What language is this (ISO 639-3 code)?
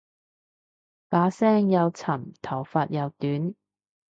yue